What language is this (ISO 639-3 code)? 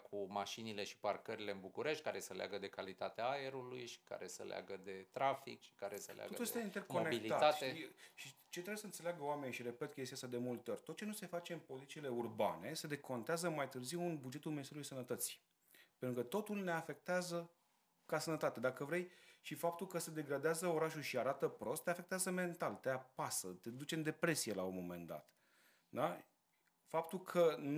ron